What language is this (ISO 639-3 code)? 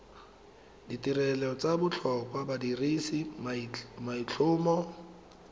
tsn